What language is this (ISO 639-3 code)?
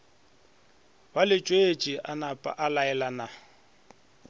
nso